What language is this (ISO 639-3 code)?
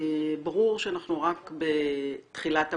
heb